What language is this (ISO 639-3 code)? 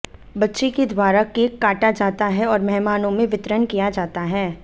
hin